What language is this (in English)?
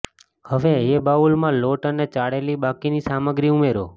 Gujarati